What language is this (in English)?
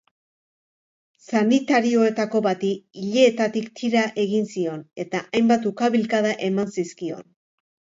Basque